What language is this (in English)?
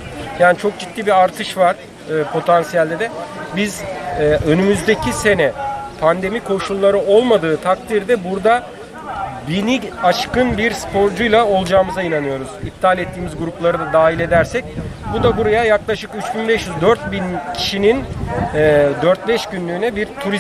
Turkish